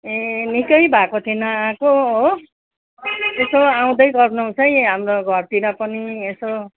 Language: Nepali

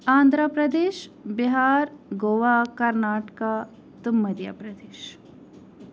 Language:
Kashmiri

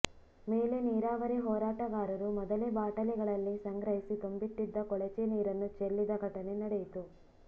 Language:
Kannada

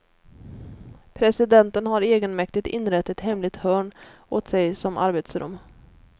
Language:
Swedish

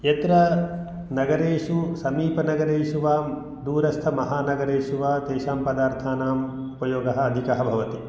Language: Sanskrit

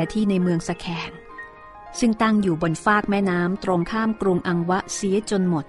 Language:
Thai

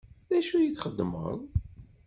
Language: Kabyle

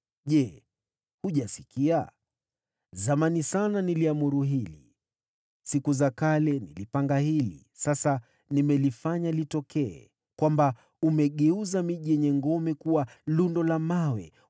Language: Swahili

